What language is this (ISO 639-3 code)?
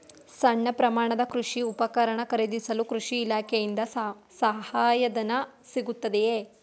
kan